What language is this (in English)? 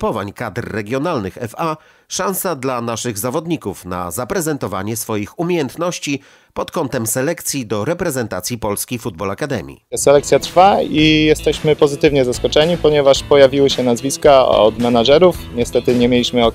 Polish